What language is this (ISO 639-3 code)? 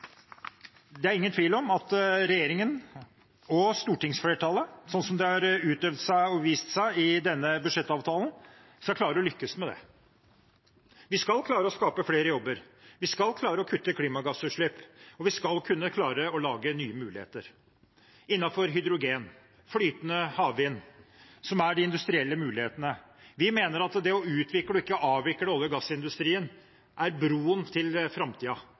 nob